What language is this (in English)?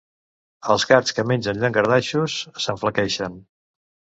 Catalan